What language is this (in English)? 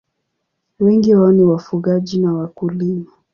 Swahili